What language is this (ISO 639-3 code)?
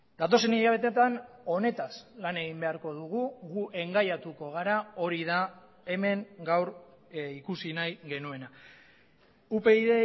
eus